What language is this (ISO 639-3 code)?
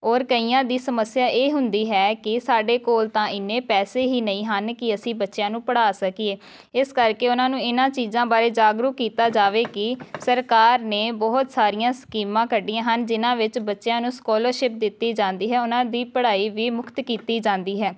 pan